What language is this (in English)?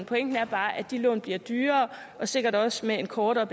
Danish